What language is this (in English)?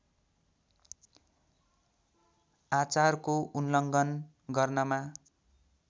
Nepali